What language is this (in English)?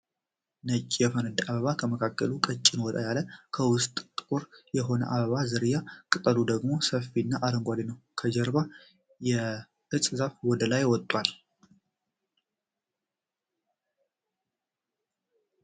Amharic